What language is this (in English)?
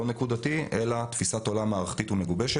Hebrew